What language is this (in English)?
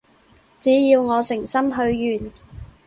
Cantonese